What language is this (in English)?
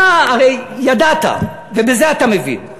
Hebrew